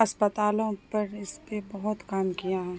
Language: Urdu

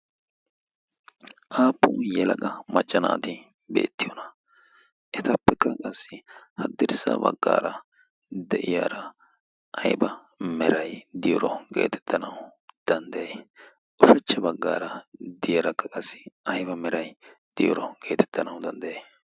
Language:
Wolaytta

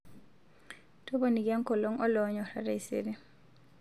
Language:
Masai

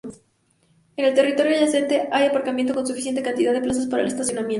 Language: Spanish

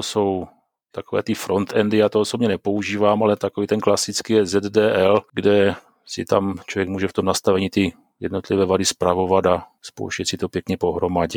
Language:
Czech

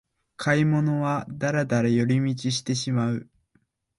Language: Japanese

